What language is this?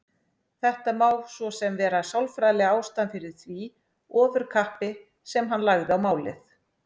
Icelandic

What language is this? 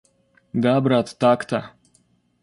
Russian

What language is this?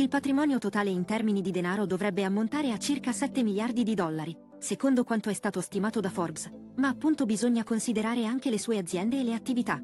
Italian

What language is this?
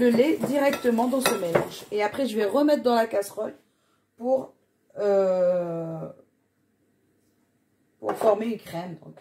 French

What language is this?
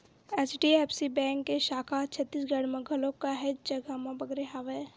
Chhattisgarhi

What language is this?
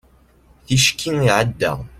Kabyle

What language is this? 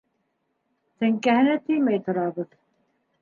Bashkir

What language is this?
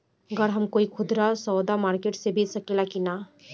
Bhojpuri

